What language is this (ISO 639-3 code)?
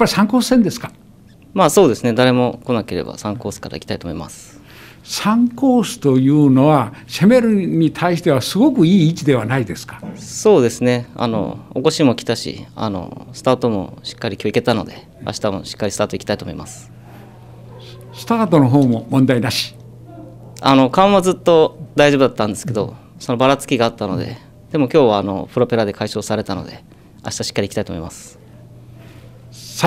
jpn